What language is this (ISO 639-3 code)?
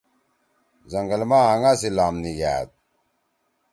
trw